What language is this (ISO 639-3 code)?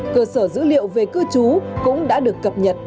vie